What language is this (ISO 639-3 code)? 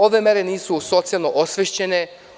srp